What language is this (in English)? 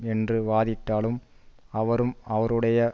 Tamil